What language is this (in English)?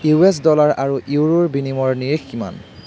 Assamese